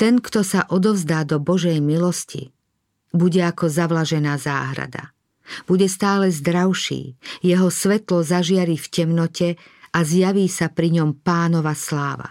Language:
Slovak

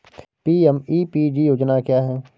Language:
Hindi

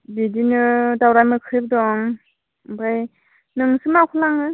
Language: Bodo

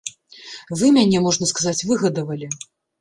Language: Belarusian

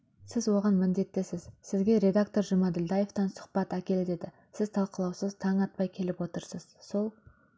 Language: Kazakh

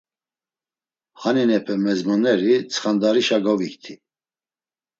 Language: Laz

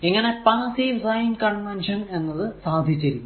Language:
Malayalam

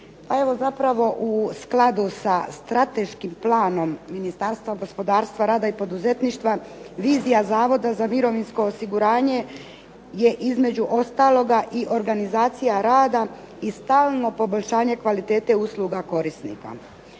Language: Croatian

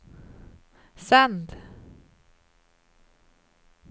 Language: Swedish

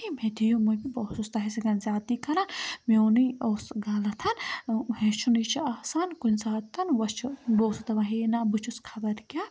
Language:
Kashmiri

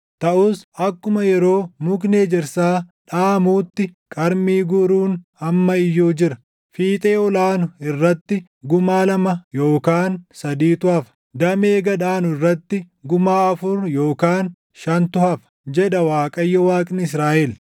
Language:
Oromo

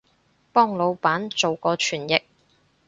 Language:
Cantonese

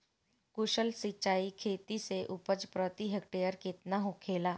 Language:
Bhojpuri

